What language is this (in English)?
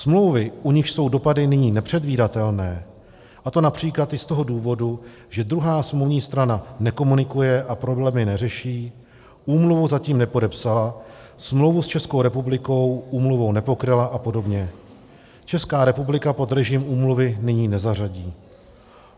Czech